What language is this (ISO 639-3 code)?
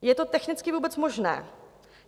ces